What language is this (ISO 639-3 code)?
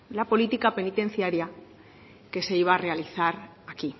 spa